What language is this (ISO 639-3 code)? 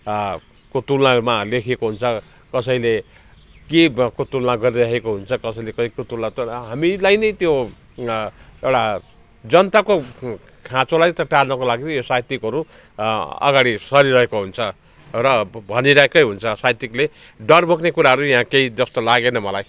nep